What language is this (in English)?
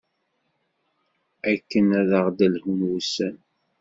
Kabyle